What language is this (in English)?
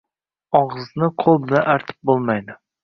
Uzbek